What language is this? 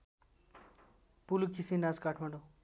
Nepali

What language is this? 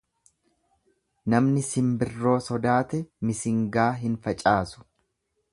Oromo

